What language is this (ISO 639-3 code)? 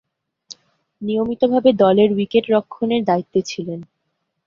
ben